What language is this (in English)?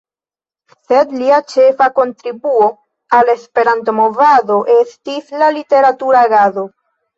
Esperanto